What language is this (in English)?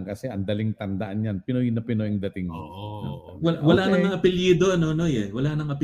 Filipino